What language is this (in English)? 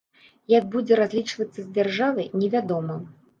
Belarusian